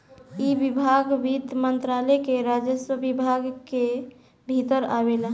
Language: Bhojpuri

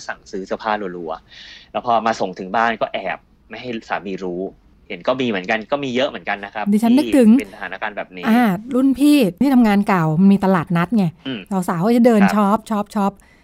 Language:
Thai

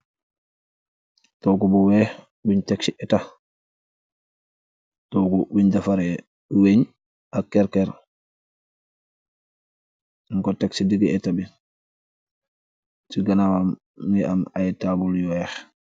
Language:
Wolof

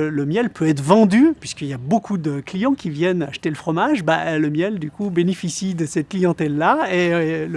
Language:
French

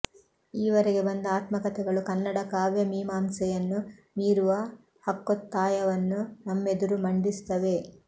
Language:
Kannada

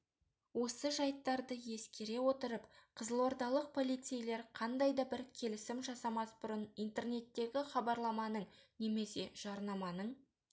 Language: Kazakh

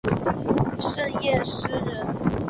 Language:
Chinese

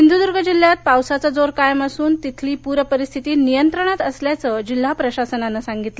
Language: Marathi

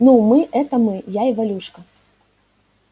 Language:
Russian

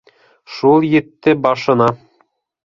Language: Bashkir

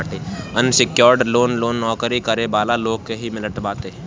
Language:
Bhojpuri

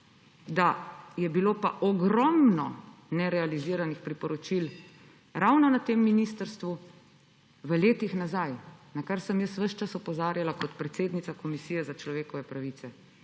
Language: Slovenian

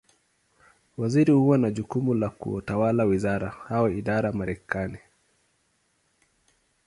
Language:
Swahili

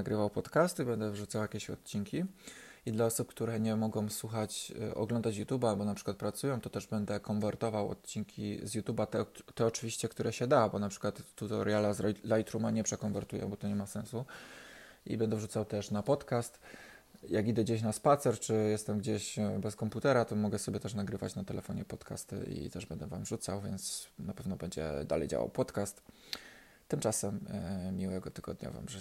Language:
Polish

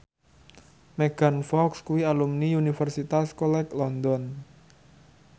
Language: Javanese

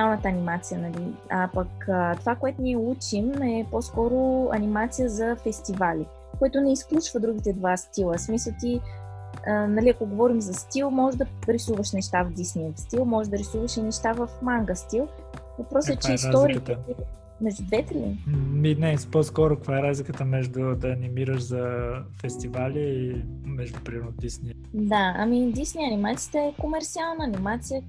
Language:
Bulgarian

